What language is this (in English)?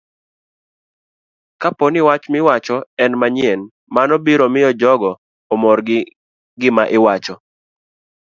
Luo (Kenya and Tanzania)